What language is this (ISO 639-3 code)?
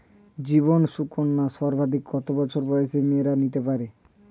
ben